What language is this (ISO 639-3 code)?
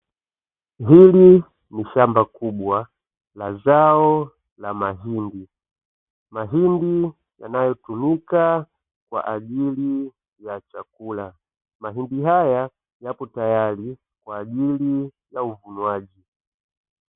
swa